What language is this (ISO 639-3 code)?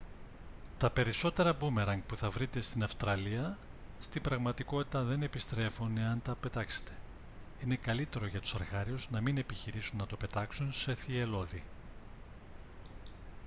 ell